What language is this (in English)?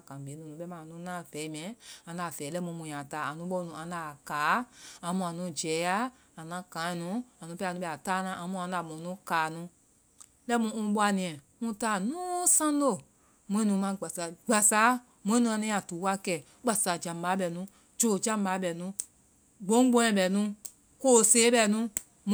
Vai